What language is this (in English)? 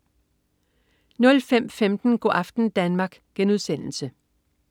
Danish